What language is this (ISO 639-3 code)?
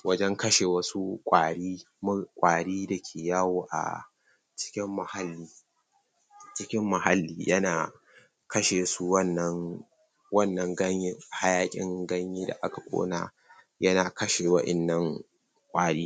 hau